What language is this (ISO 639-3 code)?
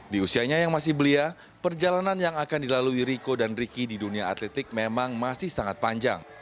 ind